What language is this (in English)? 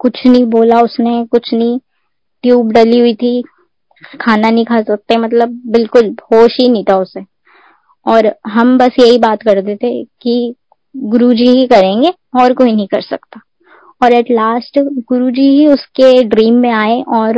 Hindi